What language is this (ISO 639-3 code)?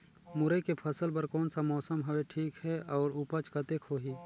hne